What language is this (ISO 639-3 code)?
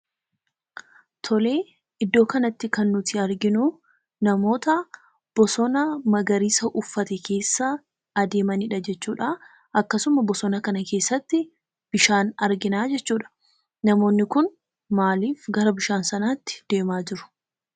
orm